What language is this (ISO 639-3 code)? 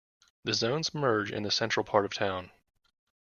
eng